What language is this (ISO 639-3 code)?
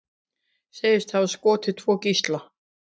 isl